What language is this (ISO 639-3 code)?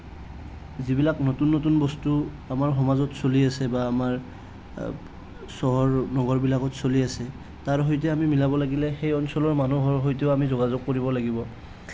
asm